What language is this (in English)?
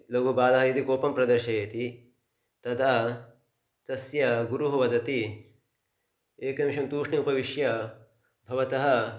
Sanskrit